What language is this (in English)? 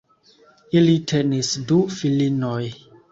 Esperanto